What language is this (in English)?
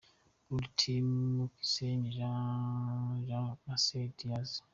Kinyarwanda